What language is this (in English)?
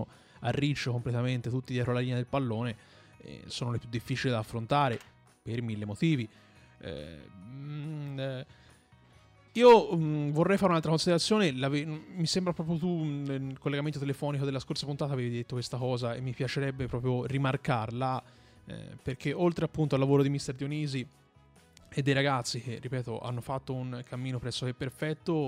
Italian